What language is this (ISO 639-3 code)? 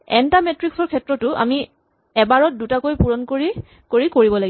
asm